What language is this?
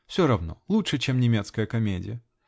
Russian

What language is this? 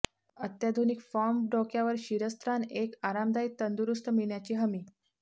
Marathi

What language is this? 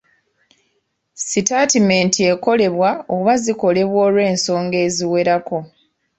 Ganda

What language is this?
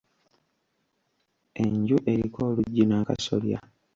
Ganda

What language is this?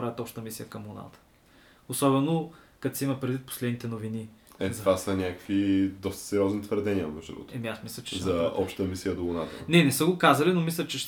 Bulgarian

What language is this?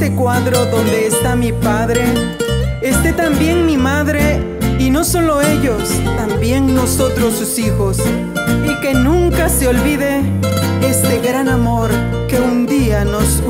Spanish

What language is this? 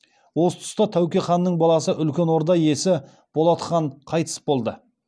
Kazakh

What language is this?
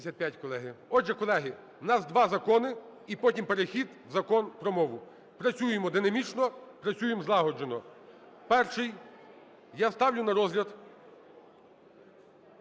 Ukrainian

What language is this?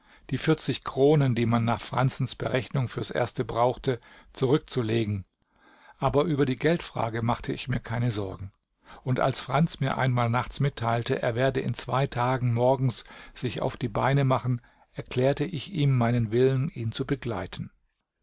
German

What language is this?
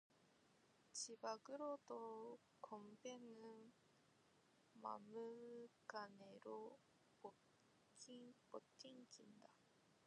Korean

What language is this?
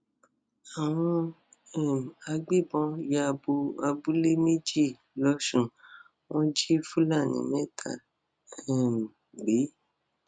Yoruba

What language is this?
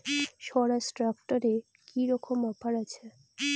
Bangla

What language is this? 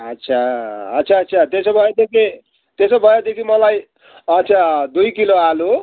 Nepali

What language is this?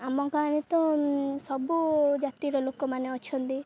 Odia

